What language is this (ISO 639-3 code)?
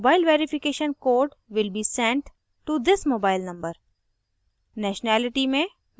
hin